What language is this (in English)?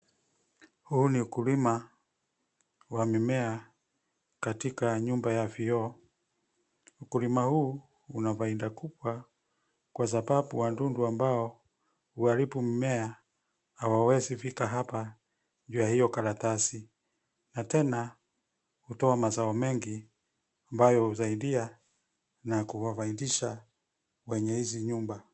Swahili